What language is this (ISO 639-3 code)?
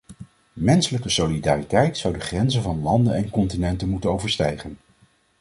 nld